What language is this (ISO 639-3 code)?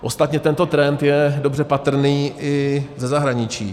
ces